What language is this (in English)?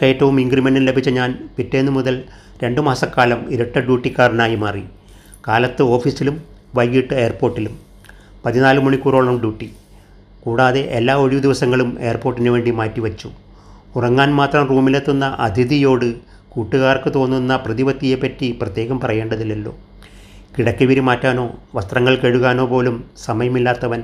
Malayalam